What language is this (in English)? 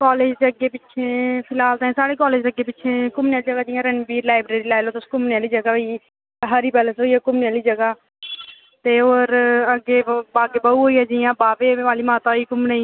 Dogri